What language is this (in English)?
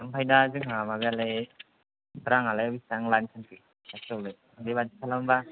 Bodo